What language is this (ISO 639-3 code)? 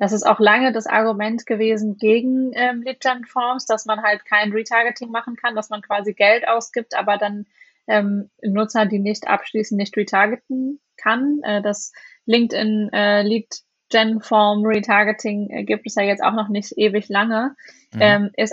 deu